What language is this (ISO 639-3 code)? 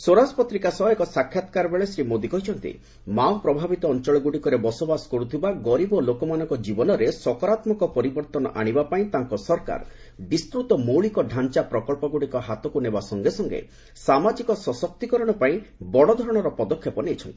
ori